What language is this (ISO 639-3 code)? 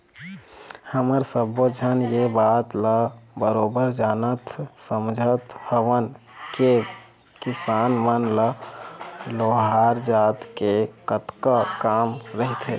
hne